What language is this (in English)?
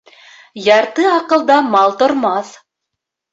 Bashkir